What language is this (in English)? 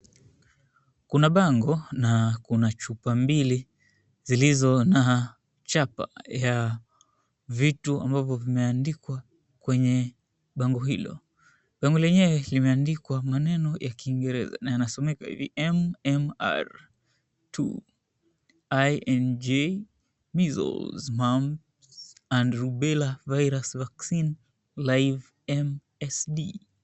Swahili